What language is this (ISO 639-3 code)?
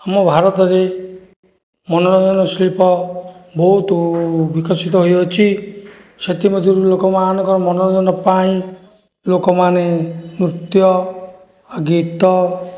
ori